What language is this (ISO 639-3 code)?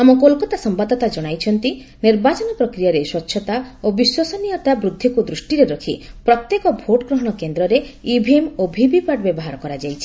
ori